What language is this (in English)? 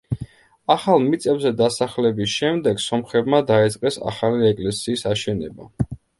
Georgian